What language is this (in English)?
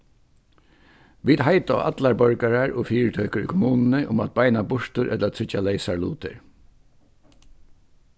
Faroese